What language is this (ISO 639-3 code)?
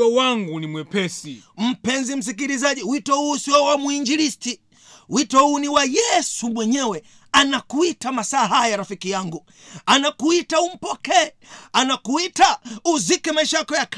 swa